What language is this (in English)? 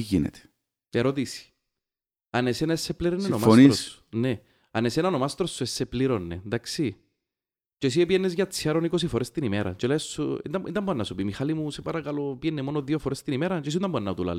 Greek